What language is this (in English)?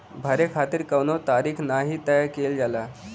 Bhojpuri